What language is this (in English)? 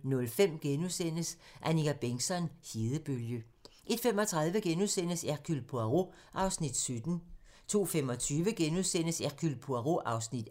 Danish